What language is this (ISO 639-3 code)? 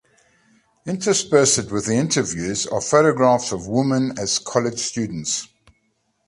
eng